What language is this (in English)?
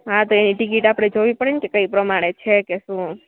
Gujarati